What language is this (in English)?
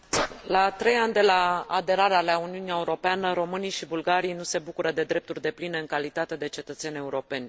Romanian